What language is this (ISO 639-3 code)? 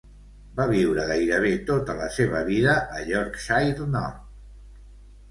cat